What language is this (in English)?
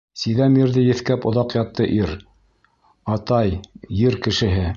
Bashkir